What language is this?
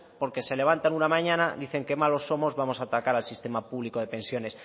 Spanish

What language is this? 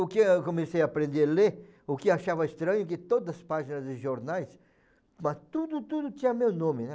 Portuguese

